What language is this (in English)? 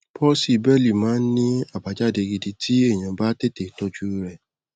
Yoruba